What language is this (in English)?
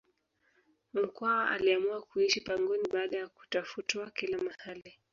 Swahili